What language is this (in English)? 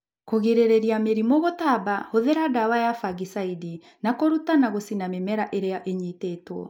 Kikuyu